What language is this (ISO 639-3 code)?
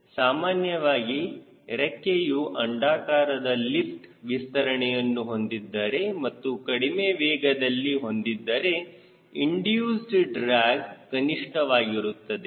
kan